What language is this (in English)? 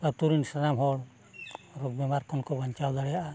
Santali